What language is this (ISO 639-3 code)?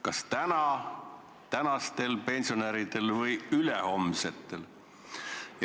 est